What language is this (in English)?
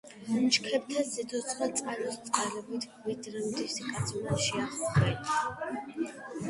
Georgian